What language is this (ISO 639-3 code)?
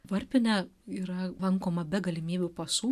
lit